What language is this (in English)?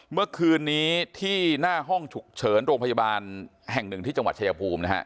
Thai